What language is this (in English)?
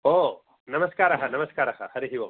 Sanskrit